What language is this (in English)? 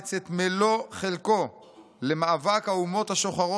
Hebrew